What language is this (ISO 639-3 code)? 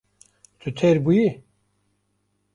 kur